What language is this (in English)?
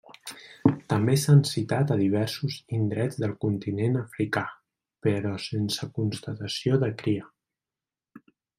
Catalan